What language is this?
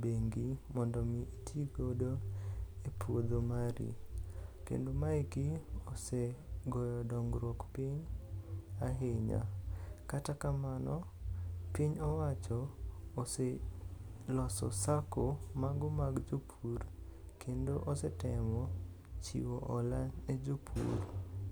Luo (Kenya and Tanzania)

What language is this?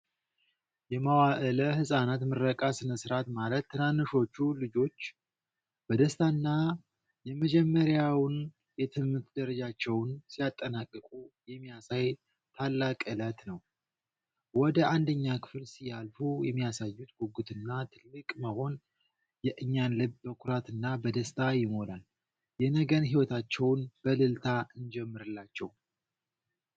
Amharic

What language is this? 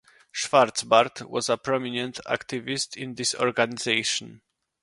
English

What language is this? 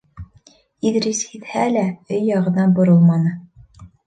Bashkir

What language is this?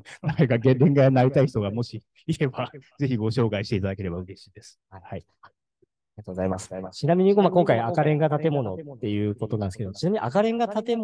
Japanese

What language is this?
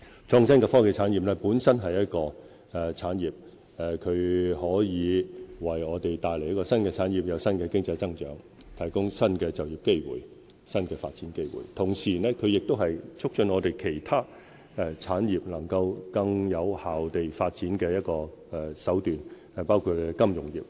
Cantonese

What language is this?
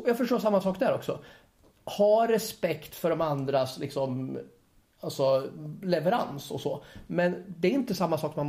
Swedish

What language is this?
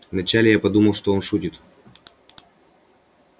Russian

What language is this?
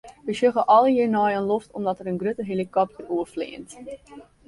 Western Frisian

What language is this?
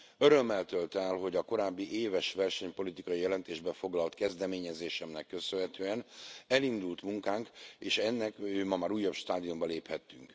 Hungarian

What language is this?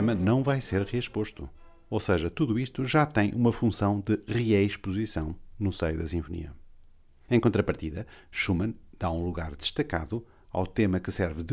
Portuguese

